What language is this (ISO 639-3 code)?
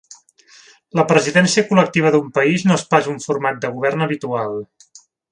cat